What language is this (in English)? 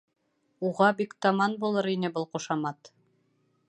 Bashkir